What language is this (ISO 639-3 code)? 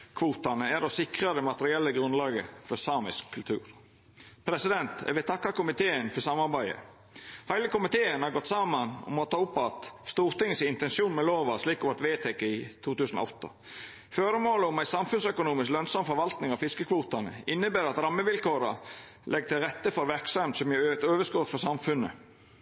nno